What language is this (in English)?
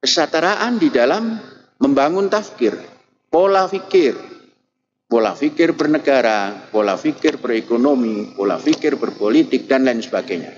Indonesian